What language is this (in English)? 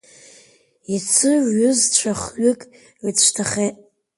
Abkhazian